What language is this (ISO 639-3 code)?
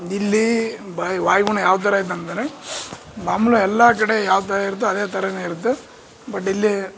kan